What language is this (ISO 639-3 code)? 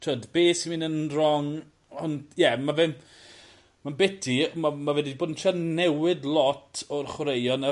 cym